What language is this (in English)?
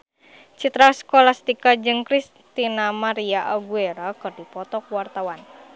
Sundanese